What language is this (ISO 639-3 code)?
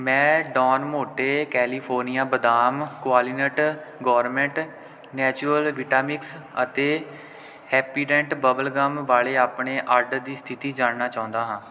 pan